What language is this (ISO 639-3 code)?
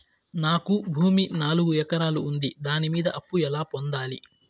tel